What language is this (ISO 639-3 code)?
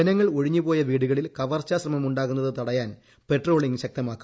mal